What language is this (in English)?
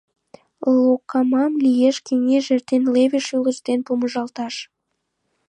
Mari